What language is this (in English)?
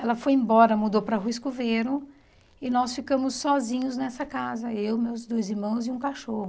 Portuguese